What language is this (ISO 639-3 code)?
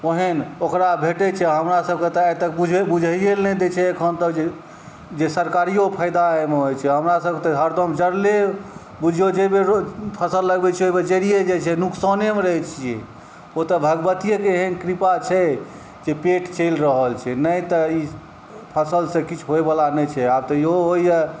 mai